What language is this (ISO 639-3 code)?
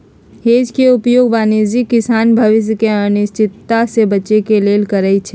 mag